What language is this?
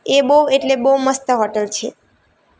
Gujarati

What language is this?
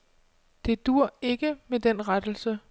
Danish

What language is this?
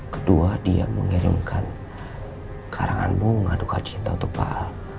Indonesian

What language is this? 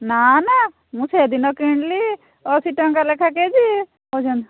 Odia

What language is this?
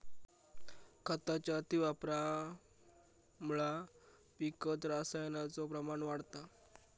Marathi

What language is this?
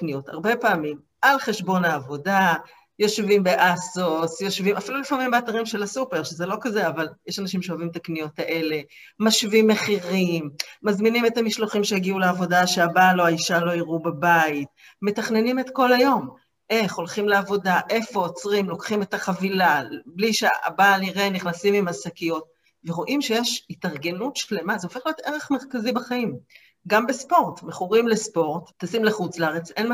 Hebrew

